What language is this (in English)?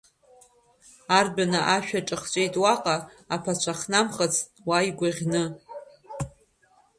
Abkhazian